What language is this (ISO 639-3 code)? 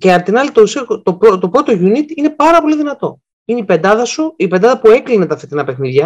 ell